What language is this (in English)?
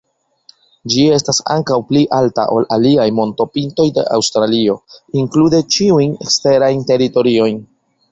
Esperanto